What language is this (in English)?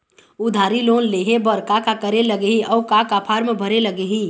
Chhattisgarhi